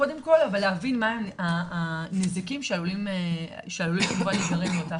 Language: Hebrew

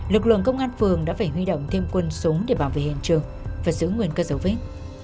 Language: Vietnamese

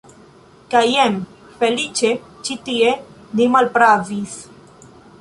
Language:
Esperanto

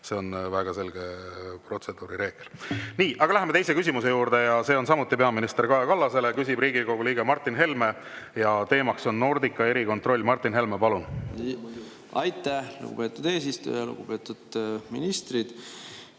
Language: Estonian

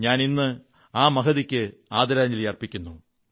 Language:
Malayalam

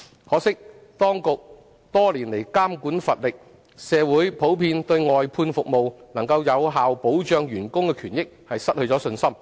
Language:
Cantonese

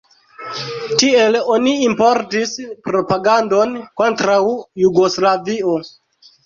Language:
Esperanto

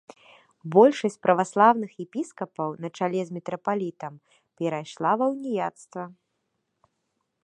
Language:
Belarusian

